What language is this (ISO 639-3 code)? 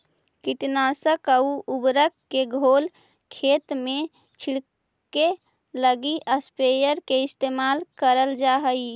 mag